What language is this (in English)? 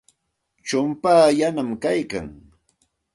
Santa Ana de Tusi Pasco Quechua